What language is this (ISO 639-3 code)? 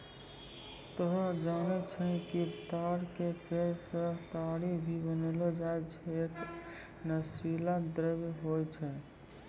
mai